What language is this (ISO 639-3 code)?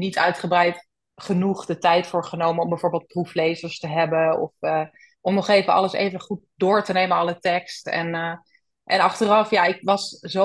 nld